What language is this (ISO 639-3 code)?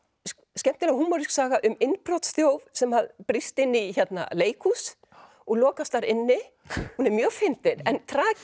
isl